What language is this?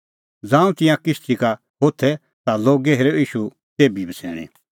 Kullu Pahari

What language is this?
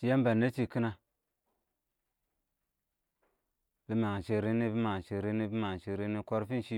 Awak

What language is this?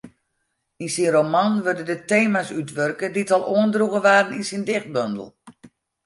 Western Frisian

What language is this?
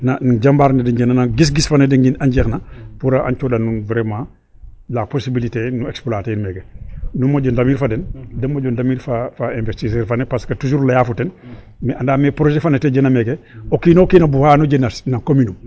Serer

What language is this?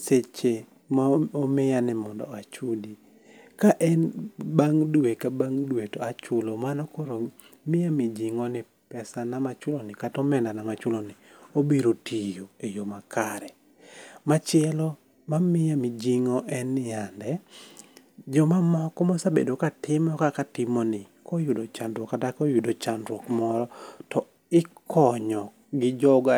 Luo (Kenya and Tanzania)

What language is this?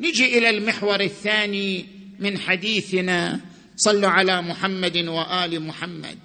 Arabic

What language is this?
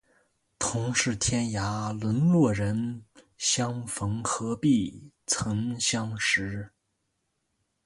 Chinese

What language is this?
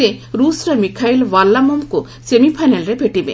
Odia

